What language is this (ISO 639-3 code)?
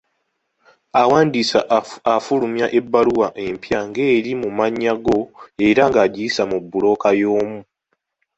lug